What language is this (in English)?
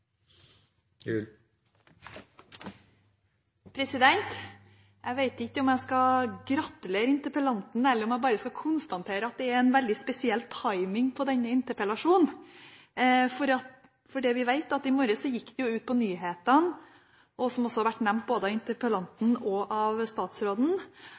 Norwegian